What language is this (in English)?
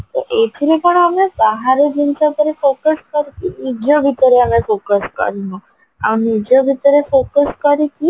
Odia